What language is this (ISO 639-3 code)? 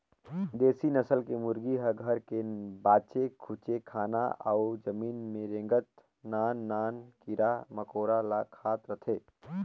hne